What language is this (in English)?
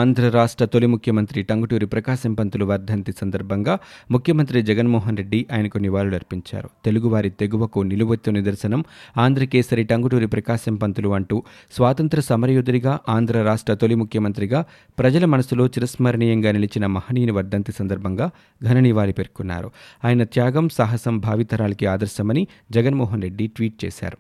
Telugu